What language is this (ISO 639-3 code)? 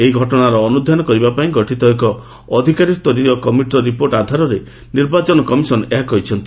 ori